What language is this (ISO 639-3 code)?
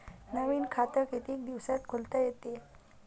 mar